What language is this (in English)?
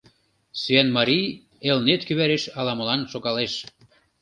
Mari